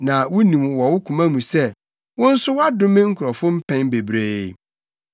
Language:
Akan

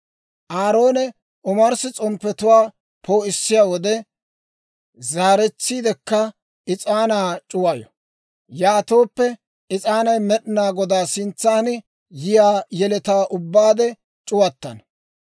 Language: Dawro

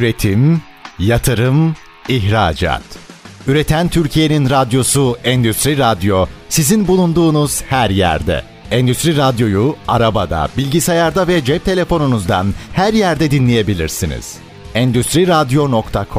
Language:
Turkish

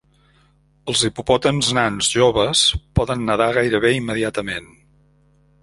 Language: Catalan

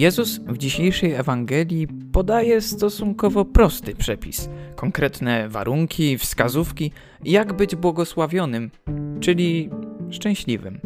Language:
Polish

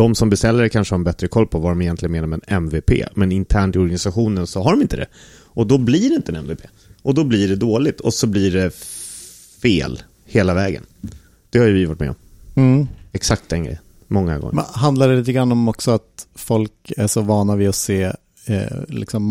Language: Swedish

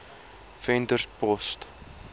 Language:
Afrikaans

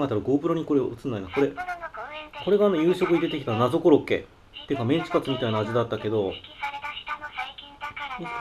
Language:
Japanese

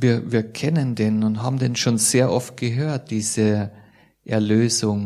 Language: German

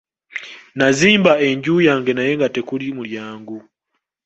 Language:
Ganda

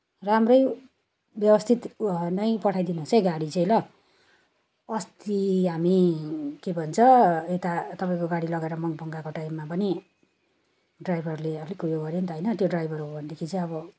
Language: Nepali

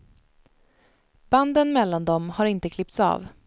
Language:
Swedish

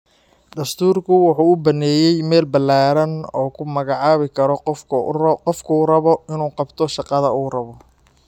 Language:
Somali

